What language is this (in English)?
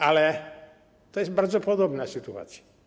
Polish